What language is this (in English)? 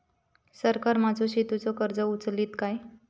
Marathi